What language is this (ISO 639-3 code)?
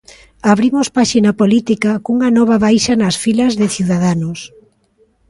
glg